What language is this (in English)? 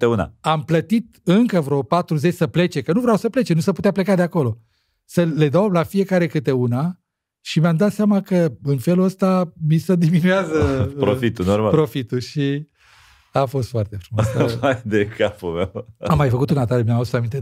Romanian